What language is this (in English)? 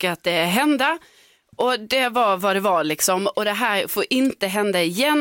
Swedish